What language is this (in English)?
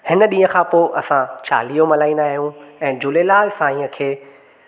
Sindhi